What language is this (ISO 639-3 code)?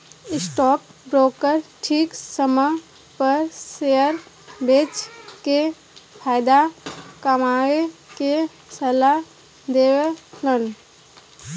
bho